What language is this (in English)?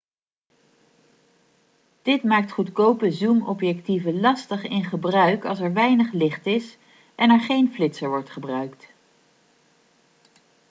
Dutch